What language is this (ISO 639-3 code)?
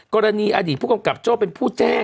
tha